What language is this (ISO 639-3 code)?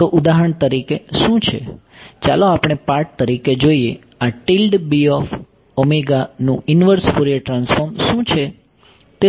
guj